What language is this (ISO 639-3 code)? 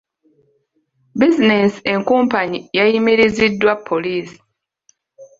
lug